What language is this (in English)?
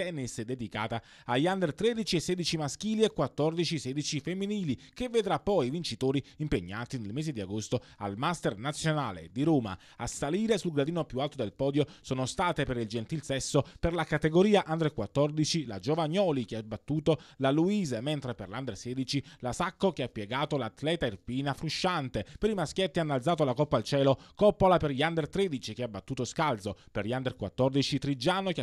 Italian